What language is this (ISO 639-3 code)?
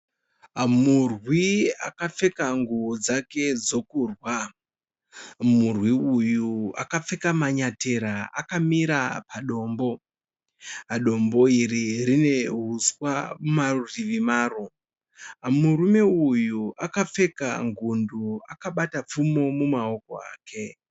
sna